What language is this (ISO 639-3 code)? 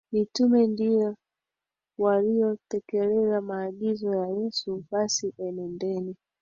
swa